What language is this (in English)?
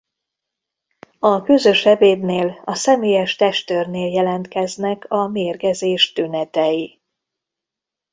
Hungarian